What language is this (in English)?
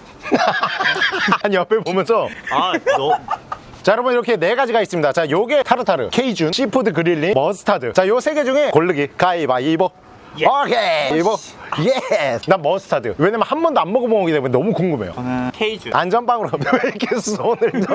Korean